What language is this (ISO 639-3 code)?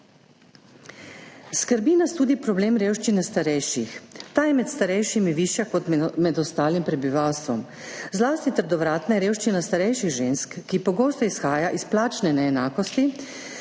slv